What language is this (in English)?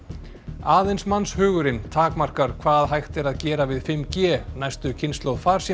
Icelandic